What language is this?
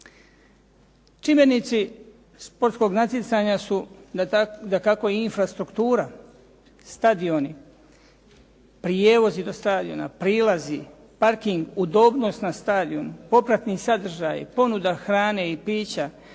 Croatian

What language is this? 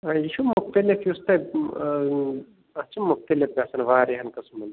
Kashmiri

